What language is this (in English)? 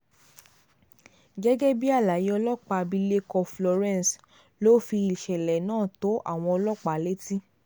Yoruba